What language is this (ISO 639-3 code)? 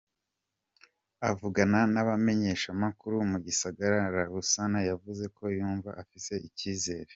kin